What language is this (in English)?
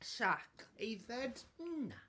Welsh